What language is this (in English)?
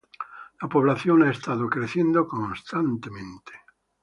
Spanish